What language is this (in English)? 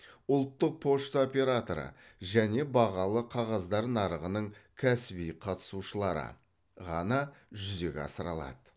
Kazakh